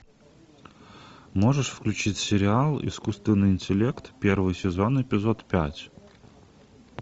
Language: Russian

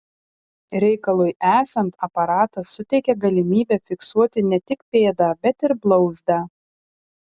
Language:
Lithuanian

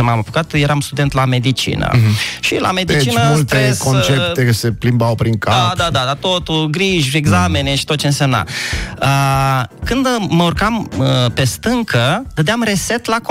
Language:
Romanian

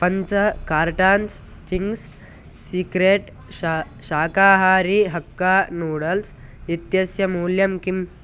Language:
Sanskrit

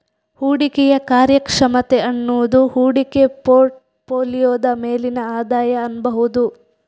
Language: Kannada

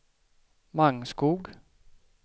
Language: Swedish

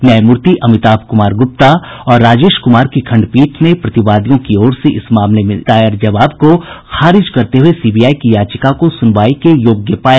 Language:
Hindi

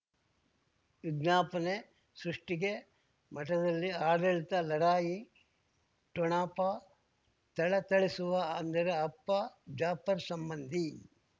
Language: Kannada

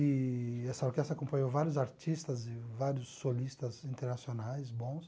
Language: Portuguese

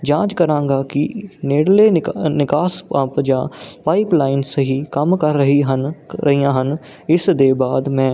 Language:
Punjabi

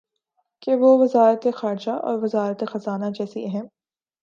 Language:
Urdu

